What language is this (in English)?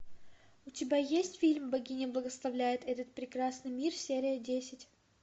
Russian